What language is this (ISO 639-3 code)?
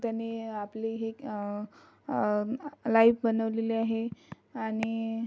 mar